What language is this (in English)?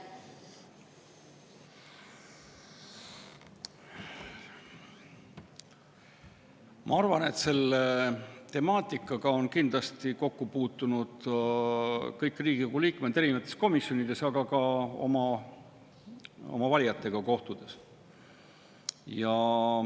Estonian